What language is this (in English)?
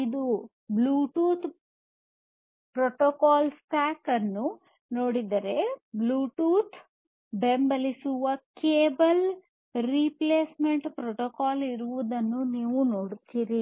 Kannada